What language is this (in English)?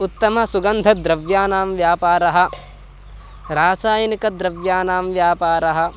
Sanskrit